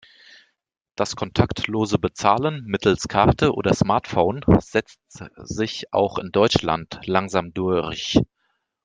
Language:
German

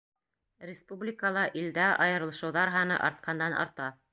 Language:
Bashkir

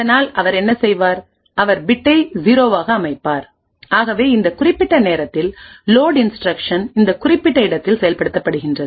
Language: Tamil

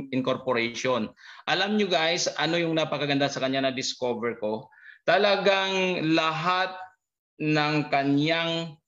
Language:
Filipino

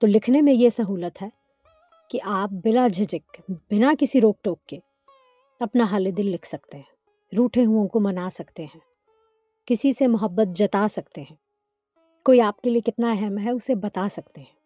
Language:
Urdu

